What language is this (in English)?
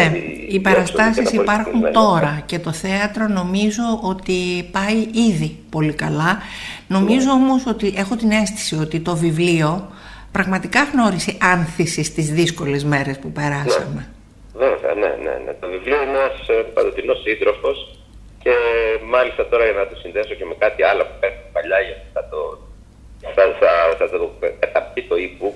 Greek